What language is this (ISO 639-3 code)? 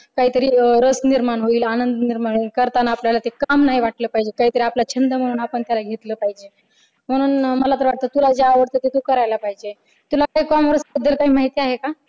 mar